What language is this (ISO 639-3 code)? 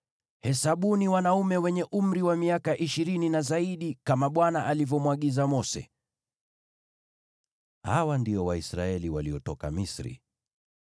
swa